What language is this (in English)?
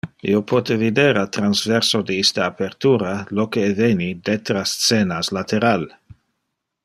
Interlingua